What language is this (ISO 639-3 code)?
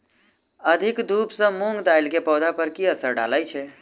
mai